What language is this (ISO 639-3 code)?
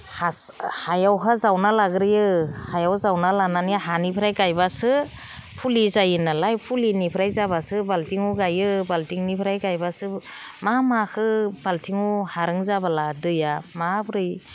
brx